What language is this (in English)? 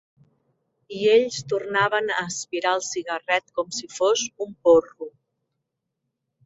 Catalan